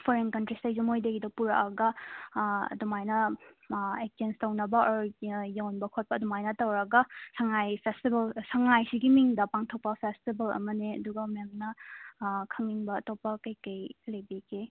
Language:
Manipuri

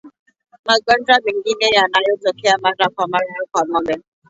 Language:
Swahili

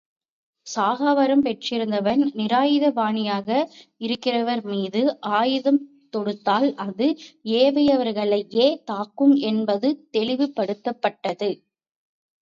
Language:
Tamil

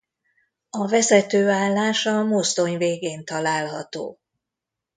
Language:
Hungarian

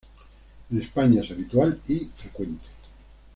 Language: Spanish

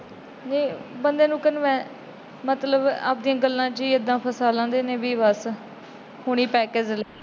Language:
Punjabi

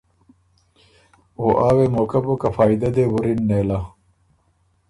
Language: Ormuri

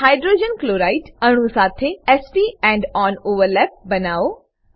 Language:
Gujarati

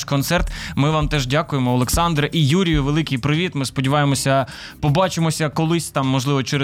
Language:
Ukrainian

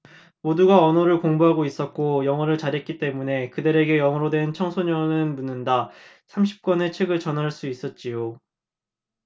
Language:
Korean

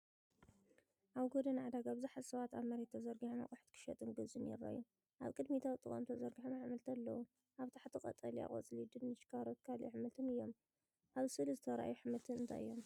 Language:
Tigrinya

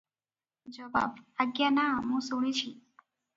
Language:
Odia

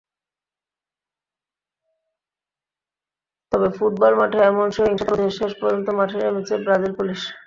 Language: Bangla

